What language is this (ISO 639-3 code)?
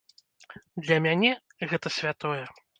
bel